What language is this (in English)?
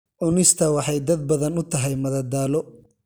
Somali